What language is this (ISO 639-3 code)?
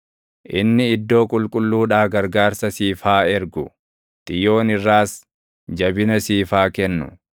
orm